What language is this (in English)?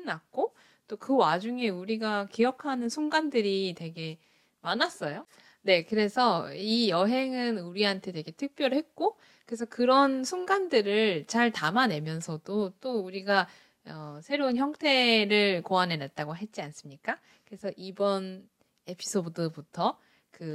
Korean